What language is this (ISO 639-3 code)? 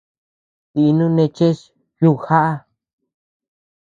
cux